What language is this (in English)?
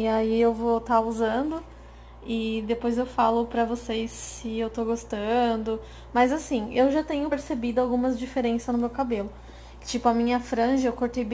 Portuguese